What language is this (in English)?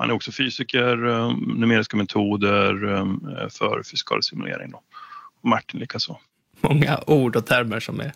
Swedish